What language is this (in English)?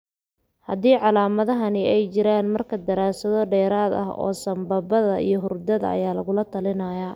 Somali